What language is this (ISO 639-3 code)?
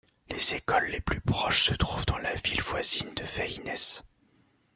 fra